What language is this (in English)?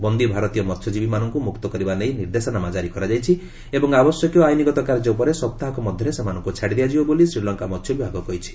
Odia